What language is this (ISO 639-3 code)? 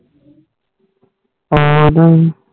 pan